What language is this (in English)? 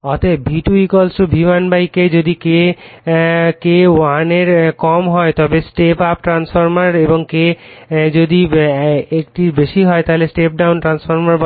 Bangla